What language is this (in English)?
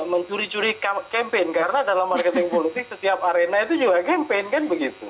Indonesian